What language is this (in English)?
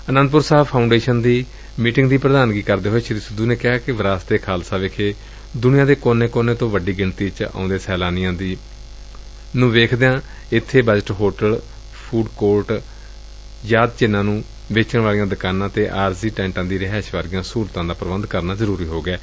Punjabi